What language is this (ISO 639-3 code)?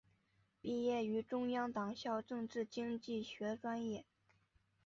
zho